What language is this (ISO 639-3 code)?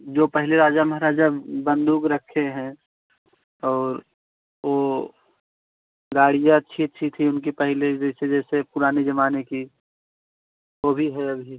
hin